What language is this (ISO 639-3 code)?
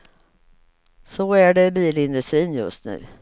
swe